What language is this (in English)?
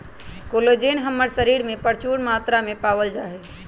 Magahi